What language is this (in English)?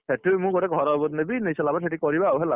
Odia